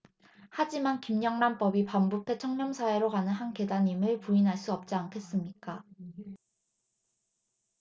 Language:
Korean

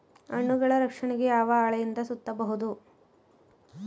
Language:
Kannada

